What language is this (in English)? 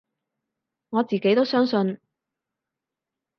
Cantonese